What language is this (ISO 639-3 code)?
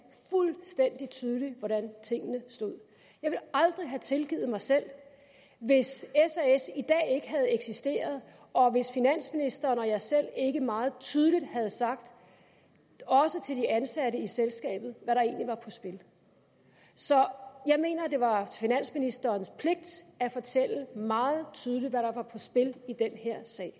dan